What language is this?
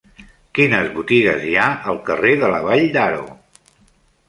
Catalan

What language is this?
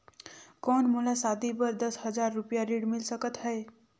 Chhattisgarhi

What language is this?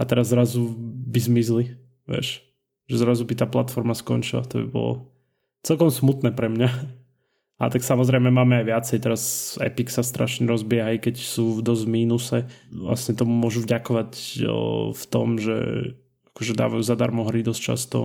Slovak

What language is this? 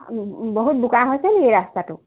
Assamese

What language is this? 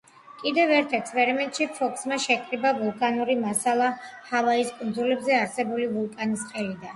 Georgian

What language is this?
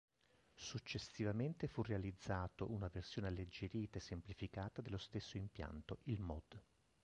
Italian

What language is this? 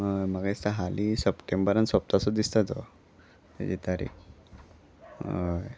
Konkani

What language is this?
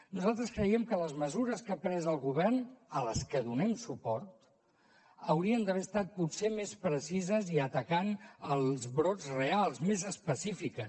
Catalan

